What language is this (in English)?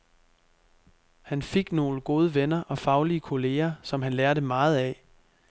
Danish